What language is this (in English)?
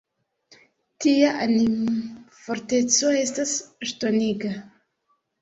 Esperanto